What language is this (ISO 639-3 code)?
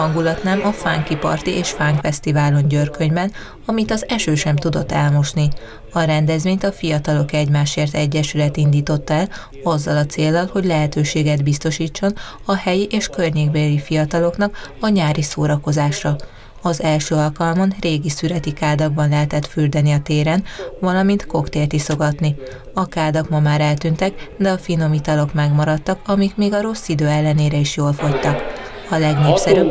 hun